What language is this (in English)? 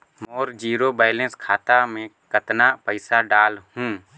Chhattisgarhi